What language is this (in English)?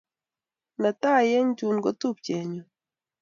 Kalenjin